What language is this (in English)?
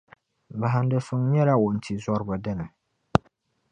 Dagbani